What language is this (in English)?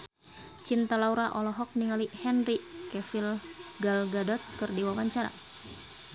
Sundanese